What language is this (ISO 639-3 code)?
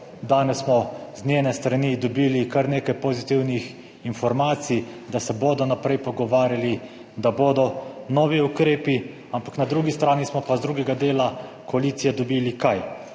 slv